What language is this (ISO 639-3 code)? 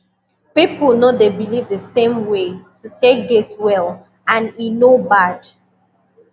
pcm